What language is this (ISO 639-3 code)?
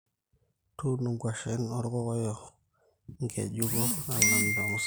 mas